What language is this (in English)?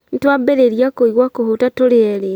Kikuyu